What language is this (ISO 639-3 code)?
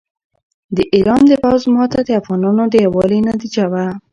pus